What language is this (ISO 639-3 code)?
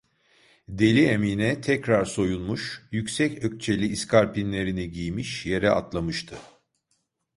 tur